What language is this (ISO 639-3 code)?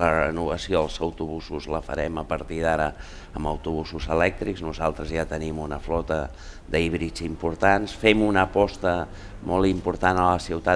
cat